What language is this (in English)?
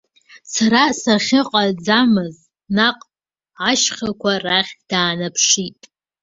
Abkhazian